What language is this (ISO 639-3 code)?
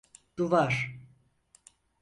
tur